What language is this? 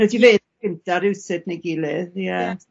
Welsh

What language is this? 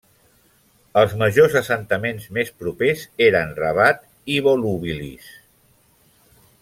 Catalan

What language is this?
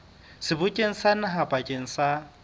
Southern Sotho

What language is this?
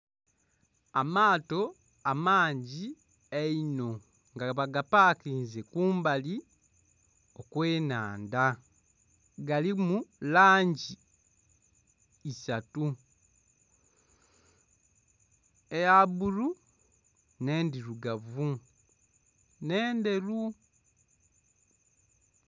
Soga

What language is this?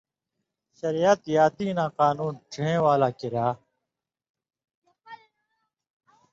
Indus Kohistani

